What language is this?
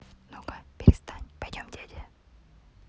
Russian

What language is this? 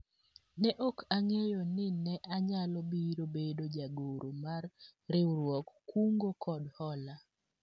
Luo (Kenya and Tanzania)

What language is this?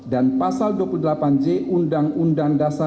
Indonesian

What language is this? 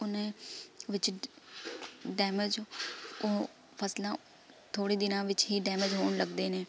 Punjabi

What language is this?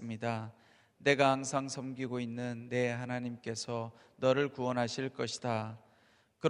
Korean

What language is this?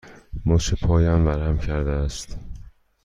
Persian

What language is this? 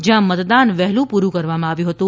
Gujarati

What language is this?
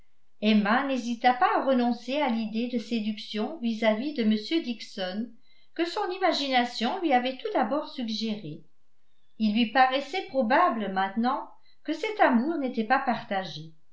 French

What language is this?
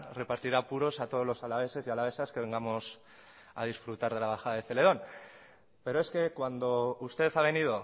Spanish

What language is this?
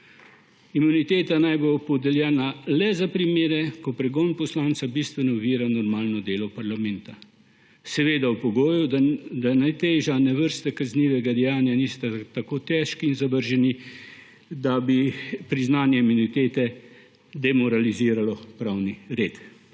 Slovenian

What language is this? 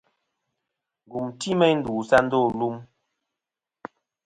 Kom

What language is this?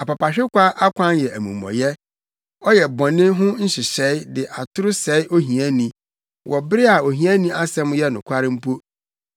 Akan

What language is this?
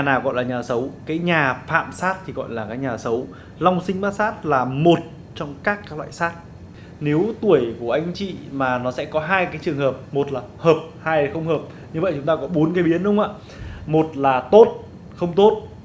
Vietnamese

